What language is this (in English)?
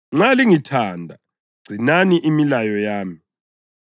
North Ndebele